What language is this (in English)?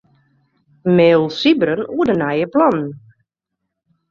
Western Frisian